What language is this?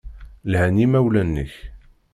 Kabyle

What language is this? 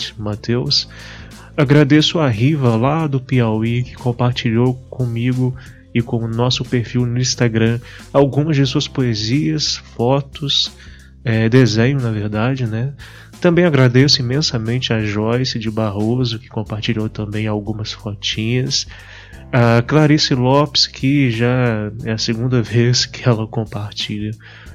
Portuguese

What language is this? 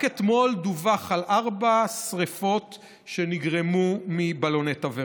Hebrew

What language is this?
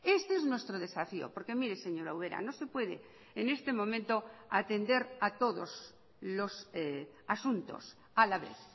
Spanish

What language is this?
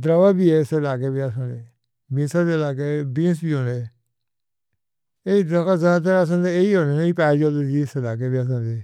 Northern Hindko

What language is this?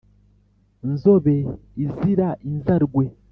Kinyarwanda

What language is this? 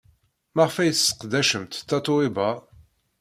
Kabyle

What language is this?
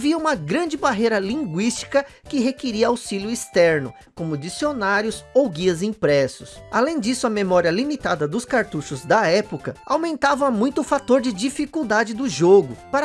Portuguese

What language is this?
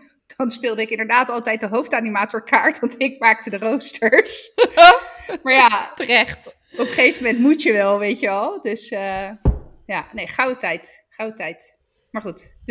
Dutch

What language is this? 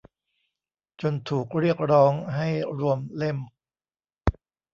Thai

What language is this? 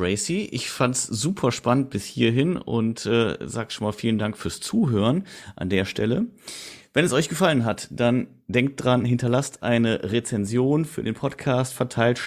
German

